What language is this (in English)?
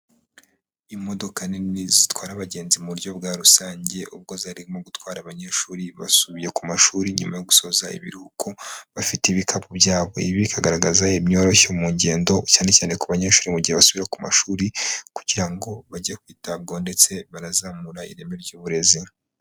Kinyarwanda